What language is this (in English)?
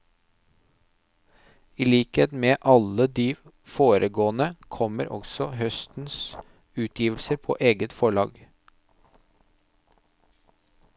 Norwegian